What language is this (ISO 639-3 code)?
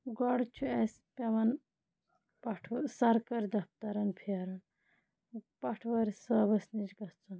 kas